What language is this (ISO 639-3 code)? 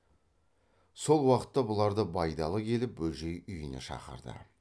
kaz